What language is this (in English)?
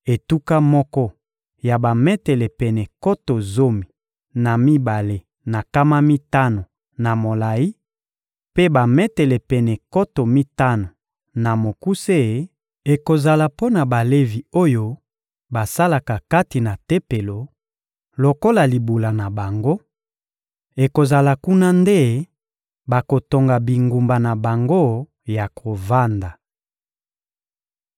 Lingala